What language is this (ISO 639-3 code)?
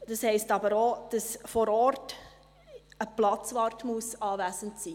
gsw